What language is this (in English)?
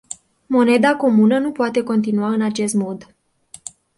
Romanian